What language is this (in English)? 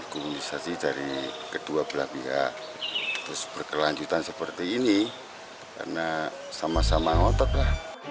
Indonesian